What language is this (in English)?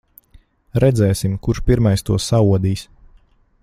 Latvian